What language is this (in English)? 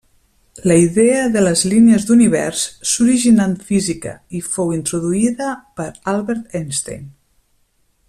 Catalan